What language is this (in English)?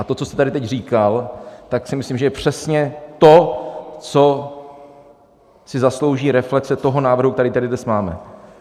Czech